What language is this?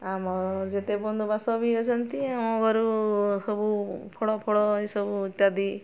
Odia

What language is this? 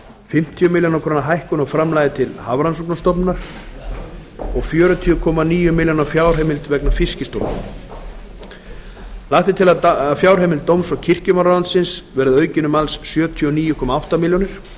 Icelandic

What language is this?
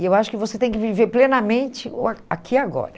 Portuguese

